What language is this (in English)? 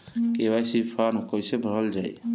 Bhojpuri